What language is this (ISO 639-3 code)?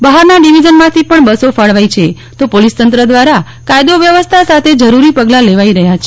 guj